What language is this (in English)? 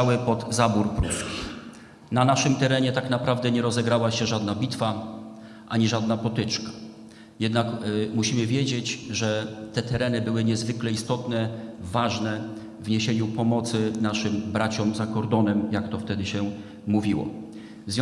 Polish